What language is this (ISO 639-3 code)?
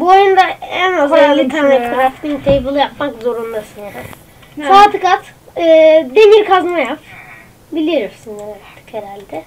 tur